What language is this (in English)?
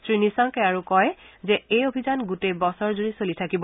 Assamese